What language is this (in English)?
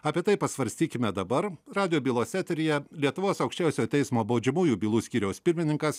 Lithuanian